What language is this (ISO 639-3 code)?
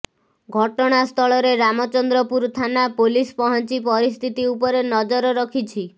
ori